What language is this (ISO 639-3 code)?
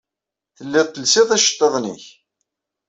kab